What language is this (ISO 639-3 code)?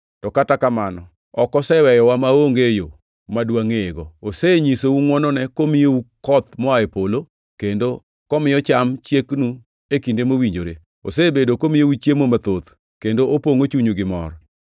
luo